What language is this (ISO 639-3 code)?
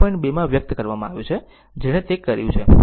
guj